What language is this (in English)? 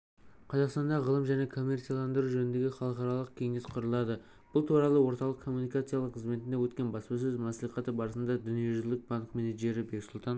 Kazakh